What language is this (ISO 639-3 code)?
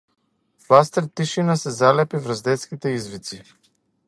mkd